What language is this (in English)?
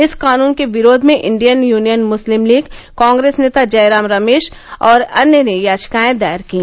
Hindi